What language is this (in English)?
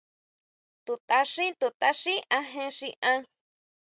Huautla Mazatec